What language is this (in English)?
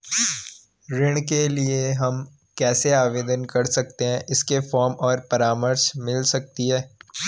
Hindi